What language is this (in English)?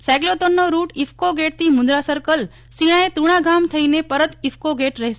Gujarati